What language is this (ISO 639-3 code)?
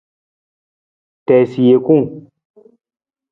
nmz